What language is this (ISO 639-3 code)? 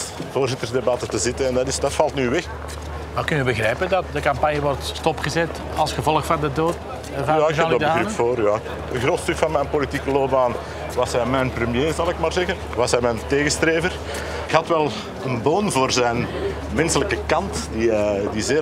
nld